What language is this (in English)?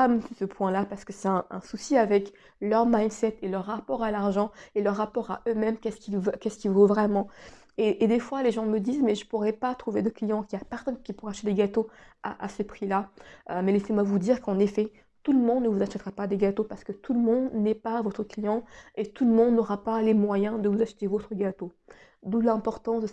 French